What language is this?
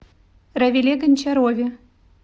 Russian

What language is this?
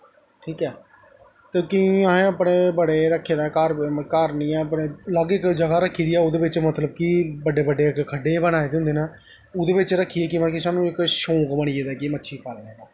Dogri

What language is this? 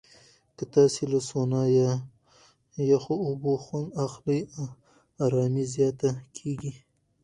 Pashto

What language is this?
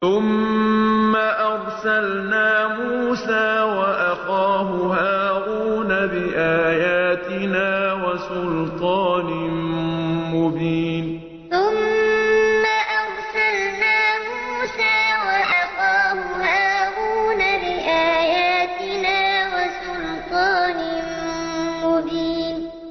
Arabic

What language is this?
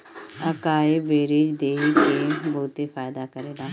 Bhojpuri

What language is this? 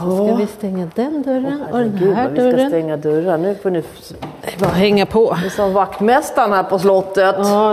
Swedish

